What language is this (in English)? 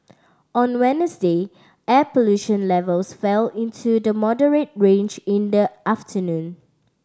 English